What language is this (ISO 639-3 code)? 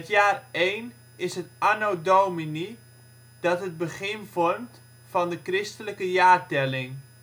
nld